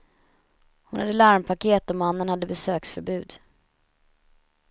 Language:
Swedish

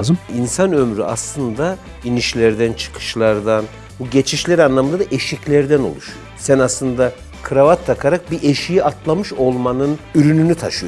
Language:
Turkish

